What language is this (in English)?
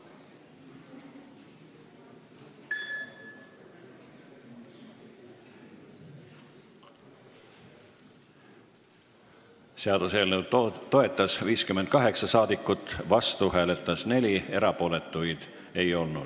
Estonian